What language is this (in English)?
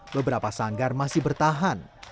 Indonesian